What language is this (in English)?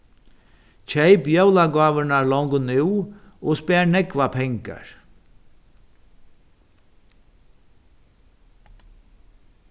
Faroese